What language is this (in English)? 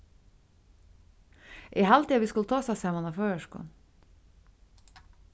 Faroese